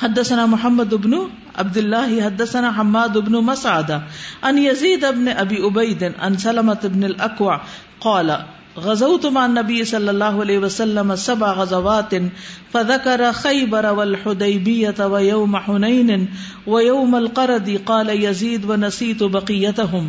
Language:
Urdu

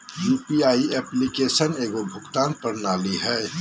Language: Magahi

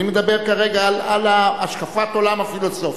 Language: Hebrew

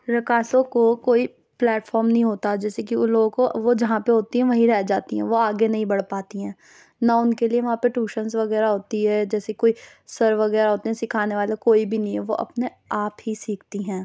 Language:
Urdu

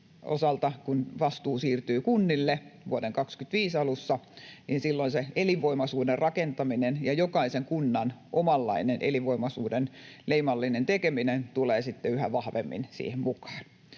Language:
Finnish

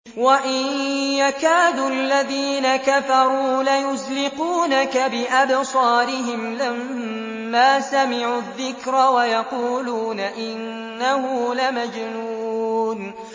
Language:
Arabic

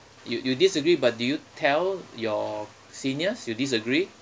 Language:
English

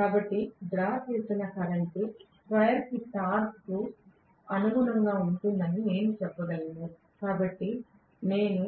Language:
Telugu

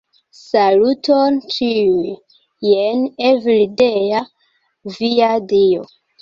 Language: Esperanto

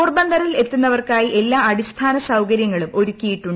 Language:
Malayalam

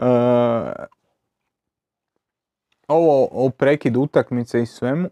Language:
Croatian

